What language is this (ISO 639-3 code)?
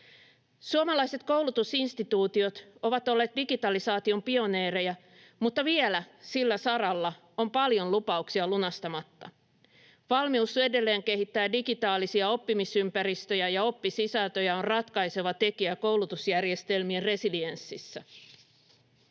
fin